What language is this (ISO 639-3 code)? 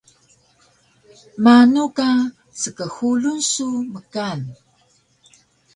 trv